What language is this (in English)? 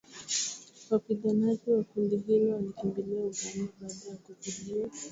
Swahili